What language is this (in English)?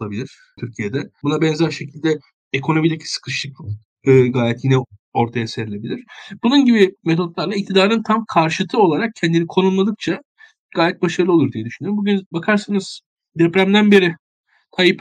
Turkish